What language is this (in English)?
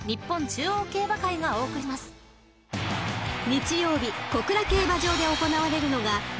Japanese